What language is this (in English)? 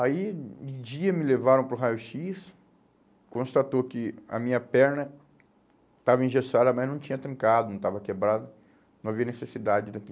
Portuguese